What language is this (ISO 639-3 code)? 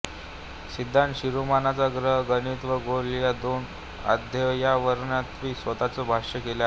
mar